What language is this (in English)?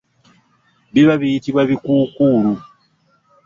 Ganda